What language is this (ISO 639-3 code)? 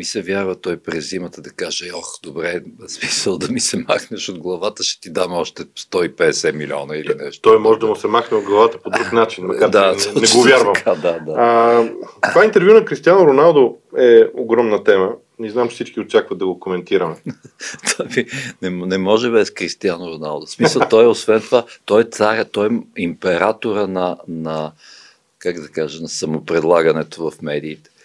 bul